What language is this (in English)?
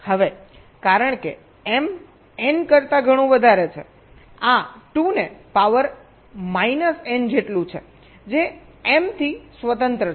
Gujarati